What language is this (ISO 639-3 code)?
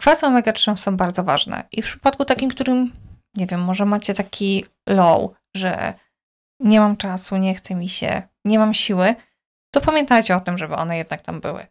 pol